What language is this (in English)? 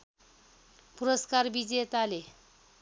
Nepali